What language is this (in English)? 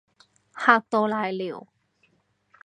Cantonese